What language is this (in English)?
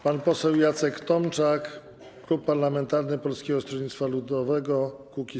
Polish